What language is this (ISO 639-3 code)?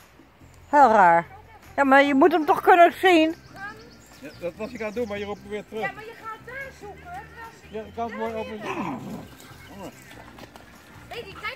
nld